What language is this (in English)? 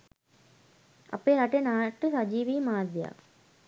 Sinhala